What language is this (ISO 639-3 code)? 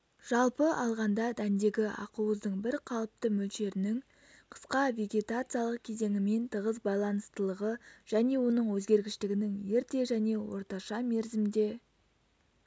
kaz